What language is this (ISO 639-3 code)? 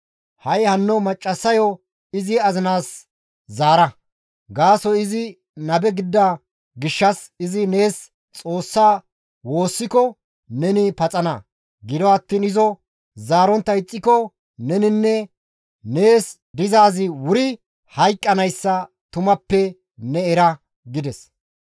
gmv